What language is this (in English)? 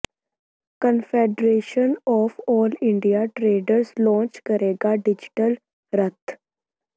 Punjabi